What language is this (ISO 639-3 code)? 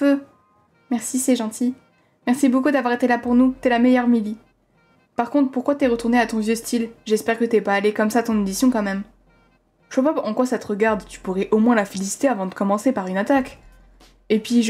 fra